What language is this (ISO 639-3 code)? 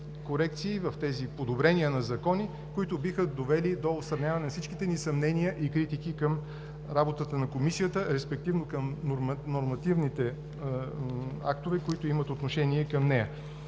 bul